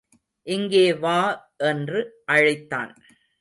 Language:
Tamil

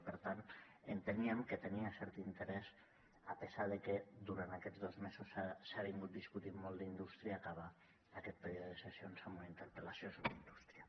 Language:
Catalan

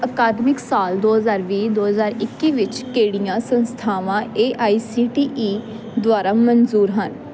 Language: Punjabi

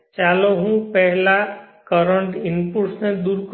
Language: Gujarati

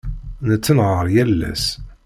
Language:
Kabyle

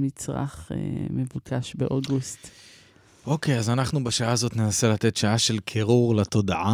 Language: Hebrew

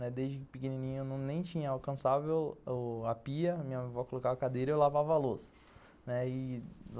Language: Portuguese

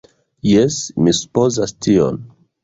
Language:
Esperanto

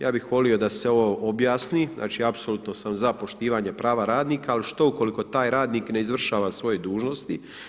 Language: Croatian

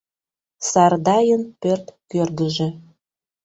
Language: Mari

